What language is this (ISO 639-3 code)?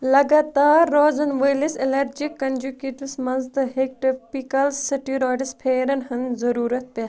kas